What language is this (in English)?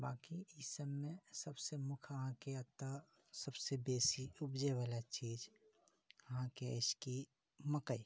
Maithili